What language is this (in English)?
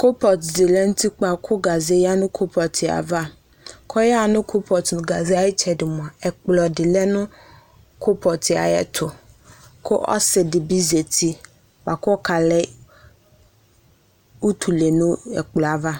Ikposo